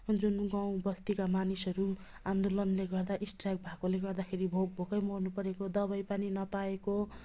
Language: Nepali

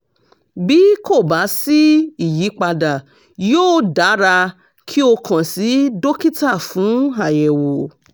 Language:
Yoruba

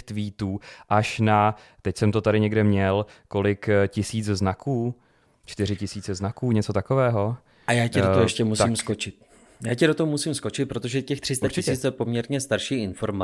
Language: Czech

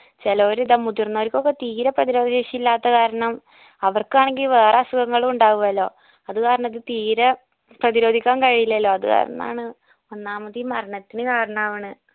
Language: Malayalam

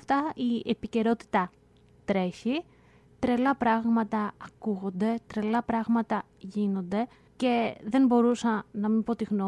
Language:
Greek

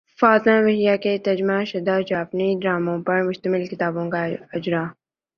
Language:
Urdu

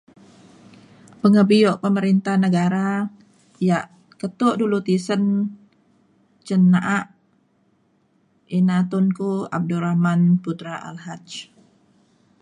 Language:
Mainstream Kenyah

